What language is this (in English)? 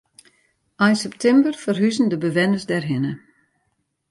Western Frisian